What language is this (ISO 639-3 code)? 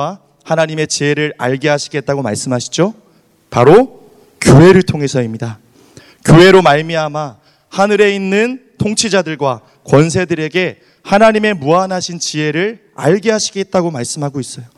kor